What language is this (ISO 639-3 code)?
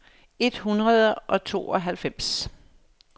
dan